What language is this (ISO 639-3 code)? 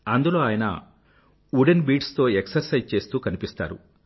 tel